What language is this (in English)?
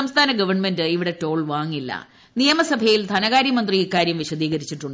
Malayalam